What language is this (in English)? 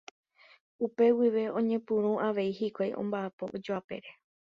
Guarani